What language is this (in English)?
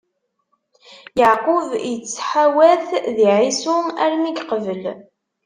Kabyle